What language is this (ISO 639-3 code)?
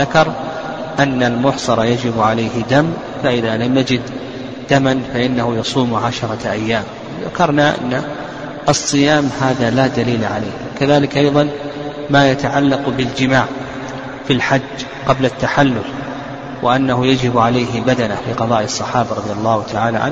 ara